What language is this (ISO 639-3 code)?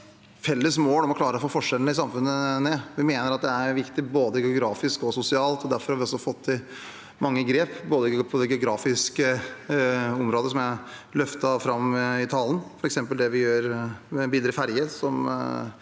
nor